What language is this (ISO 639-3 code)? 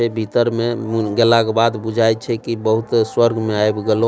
mai